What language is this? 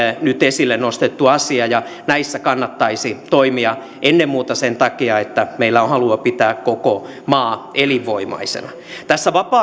Finnish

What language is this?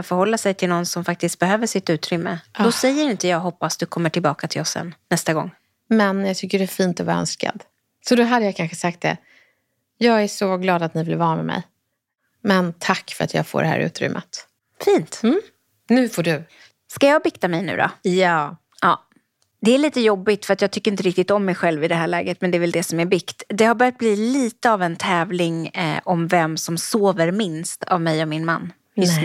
Swedish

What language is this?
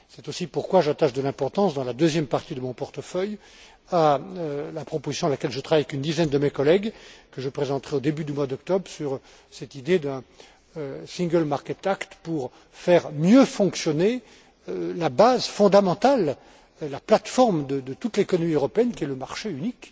French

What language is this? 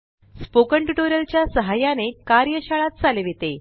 Marathi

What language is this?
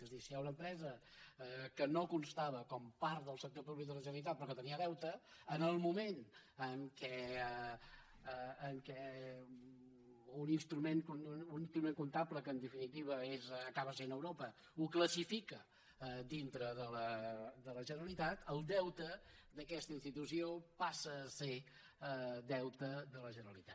Catalan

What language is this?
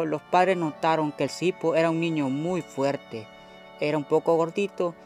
Spanish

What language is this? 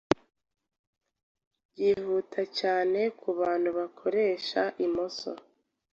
Kinyarwanda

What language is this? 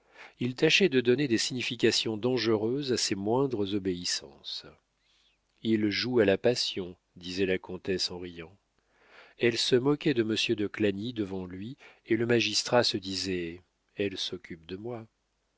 French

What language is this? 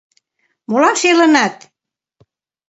Mari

